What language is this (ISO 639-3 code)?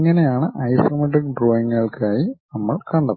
mal